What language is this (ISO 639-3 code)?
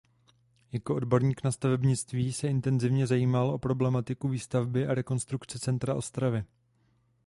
ces